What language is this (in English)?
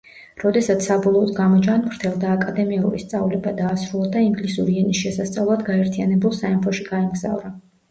Georgian